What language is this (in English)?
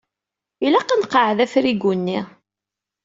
Kabyle